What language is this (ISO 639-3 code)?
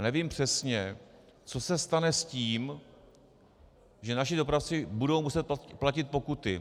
ces